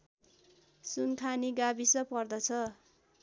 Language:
Nepali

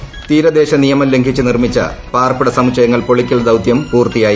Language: Malayalam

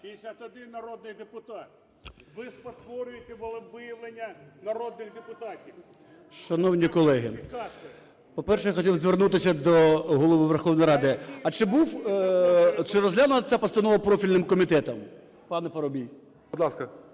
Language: Ukrainian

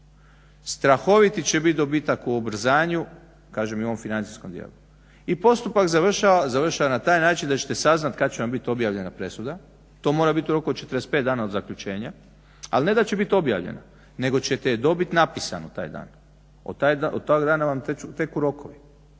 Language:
Croatian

